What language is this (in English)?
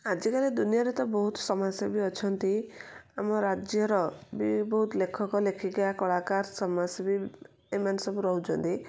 Odia